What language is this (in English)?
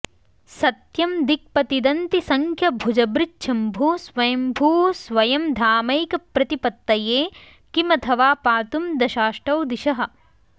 Sanskrit